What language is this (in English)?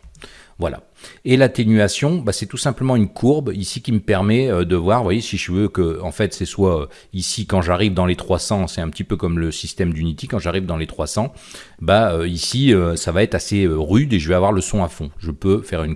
French